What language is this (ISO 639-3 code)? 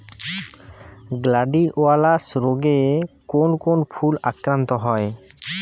ben